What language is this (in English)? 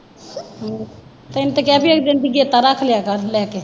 Punjabi